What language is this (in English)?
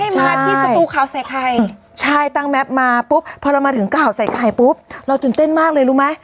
Thai